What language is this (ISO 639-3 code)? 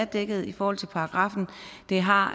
dan